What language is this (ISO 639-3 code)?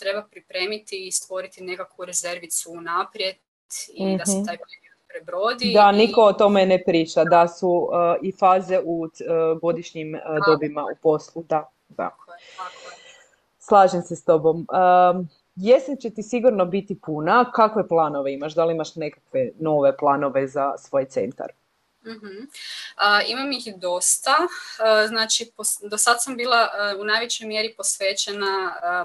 hrv